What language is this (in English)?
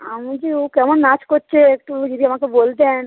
Bangla